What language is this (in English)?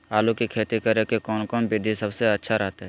Magahi